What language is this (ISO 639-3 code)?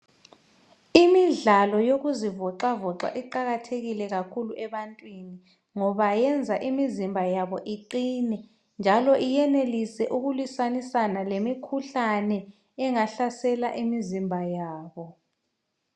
nde